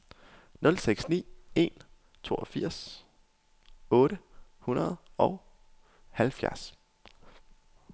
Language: Danish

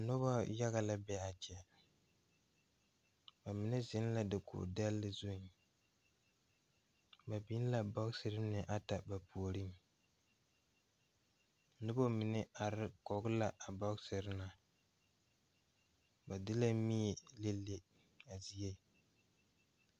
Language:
Southern Dagaare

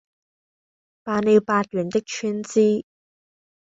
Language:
Cantonese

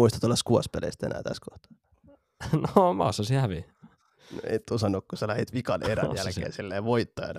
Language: Finnish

